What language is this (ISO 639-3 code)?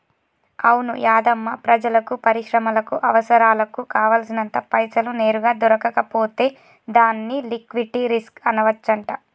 tel